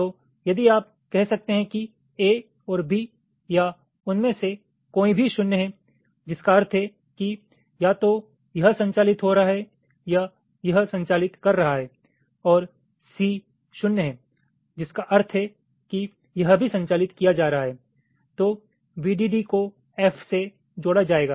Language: Hindi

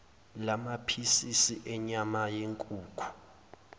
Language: Zulu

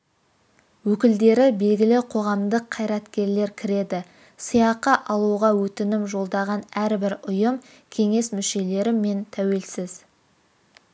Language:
Kazakh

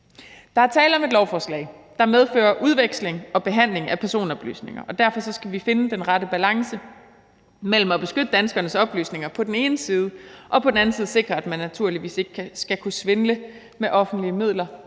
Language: Danish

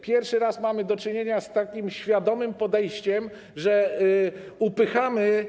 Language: Polish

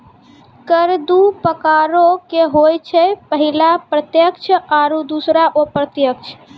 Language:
Maithili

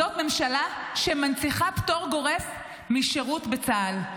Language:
Hebrew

